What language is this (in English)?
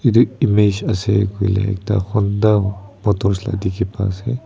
Naga Pidgin